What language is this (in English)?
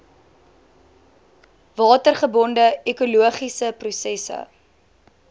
Afrikaans